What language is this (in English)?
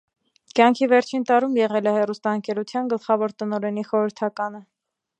Armenian